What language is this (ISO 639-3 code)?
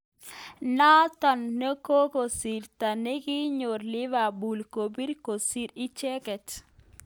kln